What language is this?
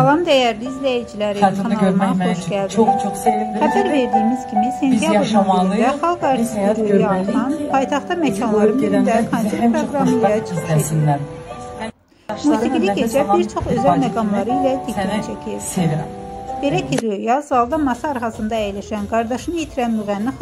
Turkish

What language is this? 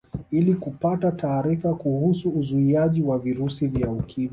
Swahili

